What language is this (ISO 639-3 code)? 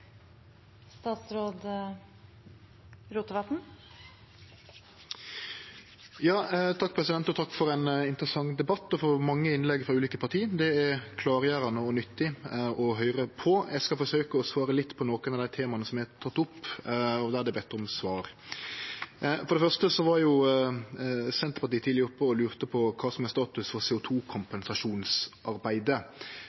nor